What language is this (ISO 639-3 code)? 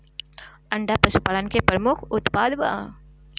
bho